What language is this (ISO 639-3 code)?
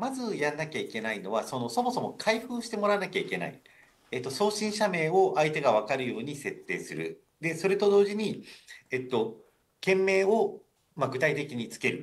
jpn